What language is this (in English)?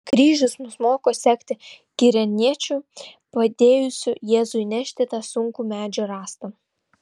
Lithuanian